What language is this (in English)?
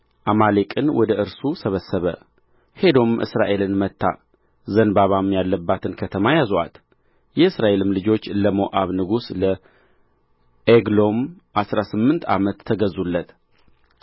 Amharic